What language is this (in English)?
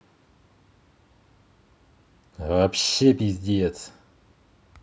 Russian